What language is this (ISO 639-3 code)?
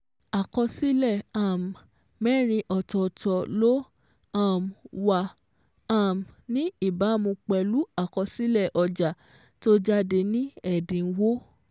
yor